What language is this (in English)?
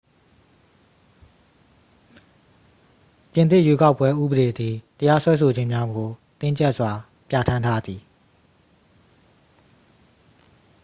Burmese